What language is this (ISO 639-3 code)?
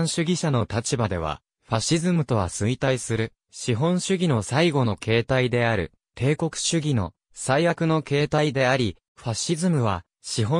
jpn